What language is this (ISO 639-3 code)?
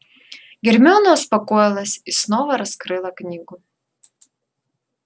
rus